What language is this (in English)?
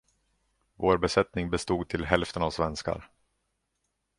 Swedish